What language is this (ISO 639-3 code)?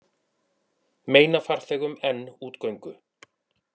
isl